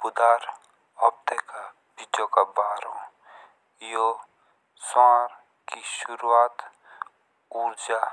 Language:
Jaunsari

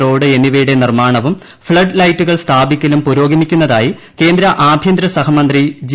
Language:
Malayalam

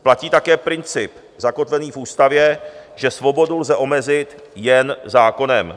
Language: Czech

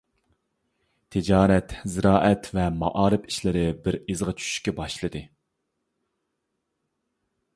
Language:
Uyghur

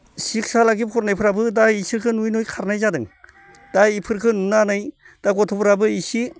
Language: Bodo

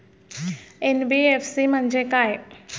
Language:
Marathi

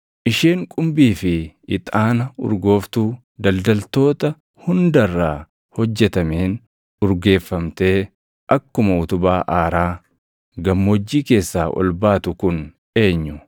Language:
Oromo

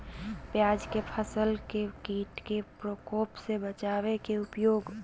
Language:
Magahi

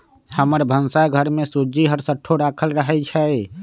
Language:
Magahi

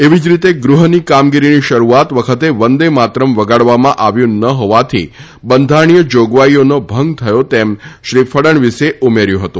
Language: Gujarati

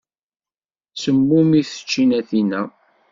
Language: Kabyle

